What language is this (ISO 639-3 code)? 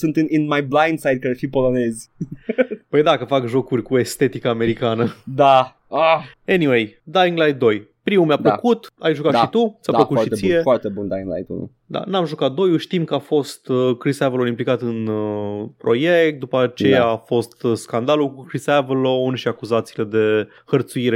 ron